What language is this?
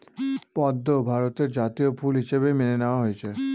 Bangla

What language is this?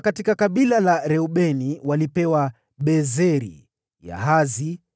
Swahili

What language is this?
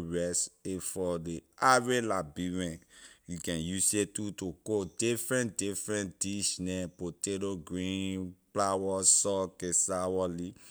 Liberian English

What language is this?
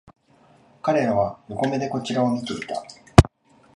Japanese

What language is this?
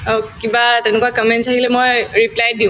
Assamese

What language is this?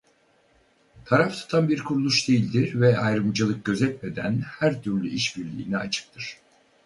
Turkish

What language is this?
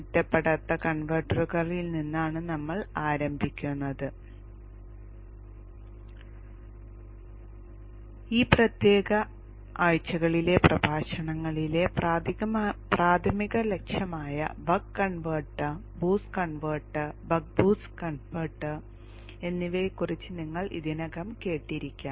Malayalam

